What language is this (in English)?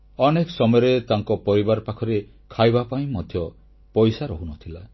Odia